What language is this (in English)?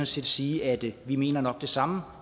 Danish